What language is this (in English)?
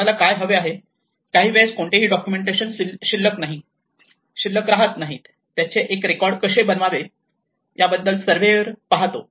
Marathi